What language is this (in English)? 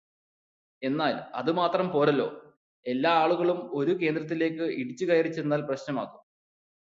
Malayalam